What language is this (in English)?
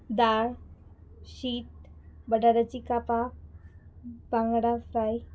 Konkani